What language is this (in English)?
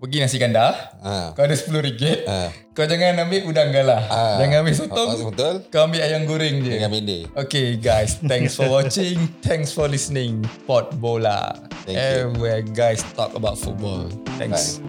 Malay